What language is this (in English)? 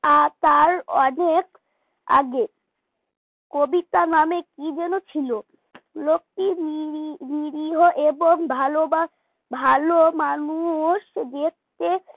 Bangla